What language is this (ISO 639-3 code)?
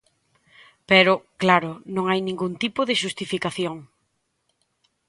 glg